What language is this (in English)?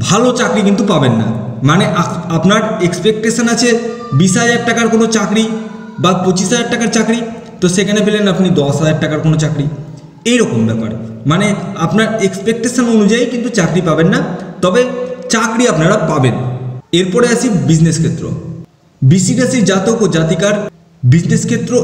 English